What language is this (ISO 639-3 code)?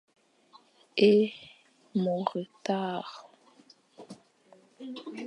fan